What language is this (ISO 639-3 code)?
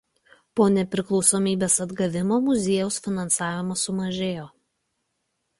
lit